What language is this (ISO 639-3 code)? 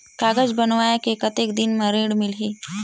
hne